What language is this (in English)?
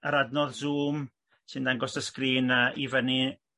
Welsh